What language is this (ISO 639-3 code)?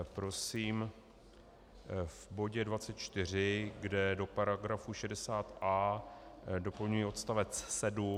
ces